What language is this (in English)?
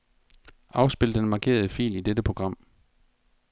Danish